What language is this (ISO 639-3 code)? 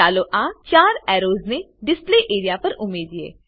guj